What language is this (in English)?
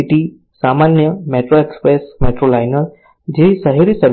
Gujarati